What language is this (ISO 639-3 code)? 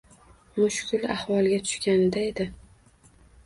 uzb